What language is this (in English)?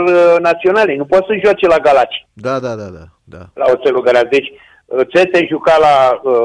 Romanian